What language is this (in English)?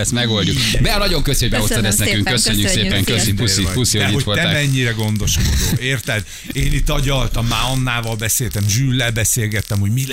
Hungarian